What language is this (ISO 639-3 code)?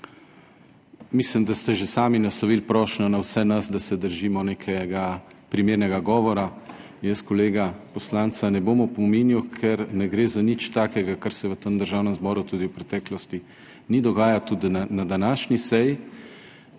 slv